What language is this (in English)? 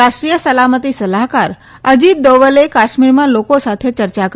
Gujarati